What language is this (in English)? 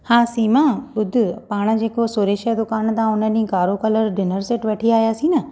Sindhi